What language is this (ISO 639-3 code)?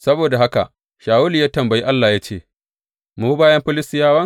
hau